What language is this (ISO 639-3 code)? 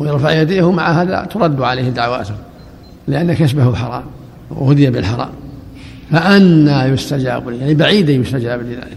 ara